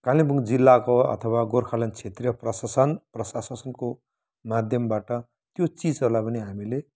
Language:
Nepali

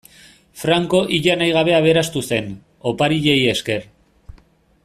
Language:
Basque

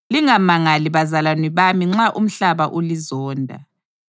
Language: North Ndebele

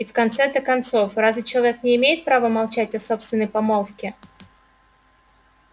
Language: Russian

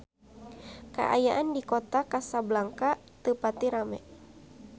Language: Sundanese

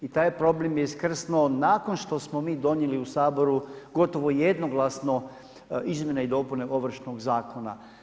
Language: Croatian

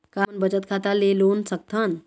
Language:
Chhattisgarhi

